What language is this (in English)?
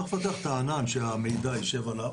Hebrew